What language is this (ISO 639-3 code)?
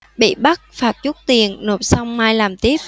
vie